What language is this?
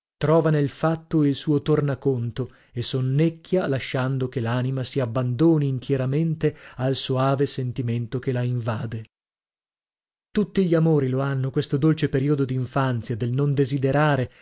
Italian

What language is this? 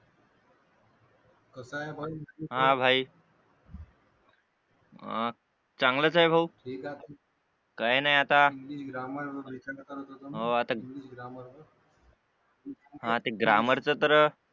Marathi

